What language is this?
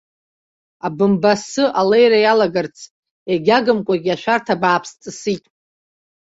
Abkhazian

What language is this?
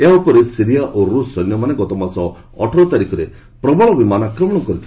Odia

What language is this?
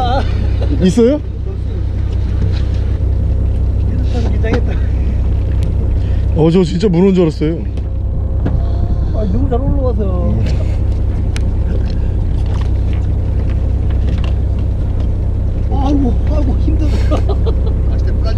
Korean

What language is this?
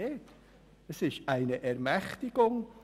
Swiss German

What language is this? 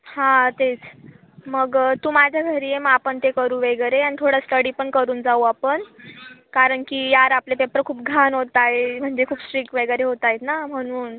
Marathi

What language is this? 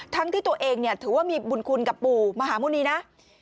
Thai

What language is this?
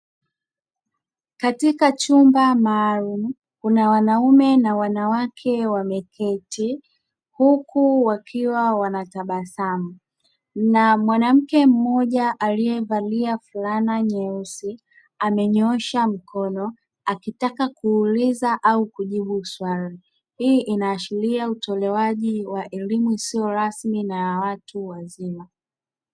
Swahili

